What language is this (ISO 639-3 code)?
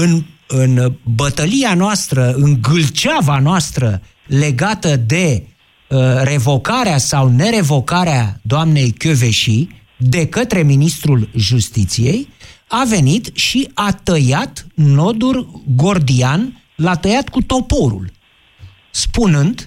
ron